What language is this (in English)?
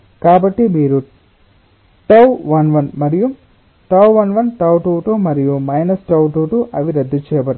Telugu